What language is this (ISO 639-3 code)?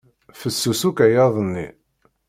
kab